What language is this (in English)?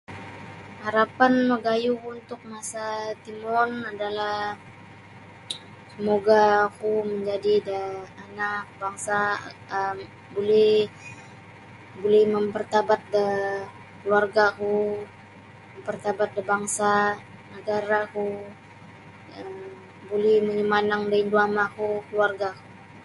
Sabah Bisaya